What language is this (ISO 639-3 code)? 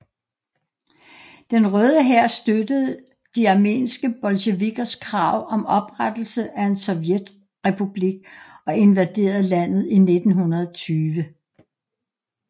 dan